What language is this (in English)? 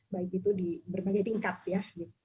Indonesian